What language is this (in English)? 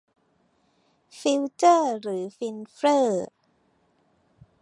Thai